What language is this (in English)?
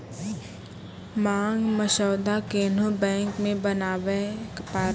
Maithili